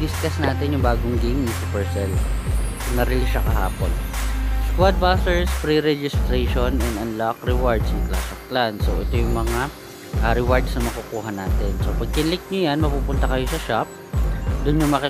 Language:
Filipino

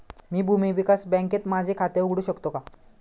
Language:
Marathi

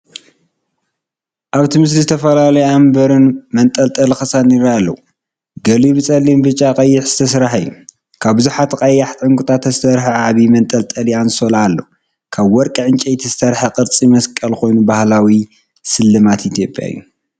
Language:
Tigrinya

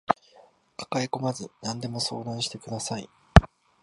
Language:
Japanese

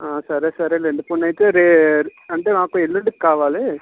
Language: Telugu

